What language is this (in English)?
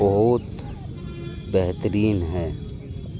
Urdu